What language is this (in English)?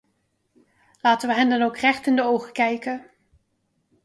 Dutch